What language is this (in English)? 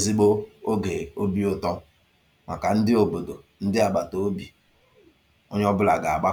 Igbo